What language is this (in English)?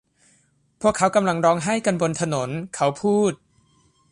Thai